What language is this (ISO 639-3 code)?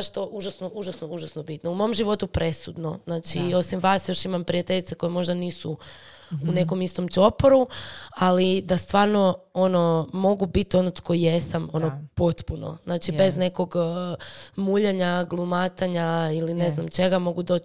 hrv